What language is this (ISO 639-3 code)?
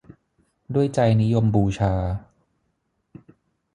tha